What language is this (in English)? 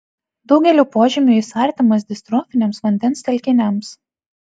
Lithuanian